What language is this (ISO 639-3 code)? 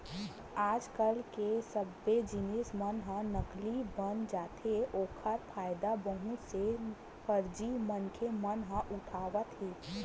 hne